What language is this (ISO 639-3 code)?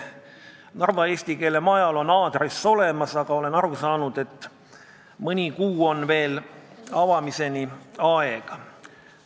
est